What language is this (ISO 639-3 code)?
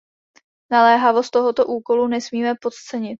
ces